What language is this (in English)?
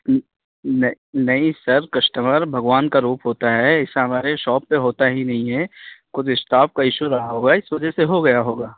Urdu